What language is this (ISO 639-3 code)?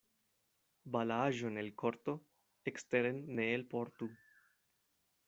epo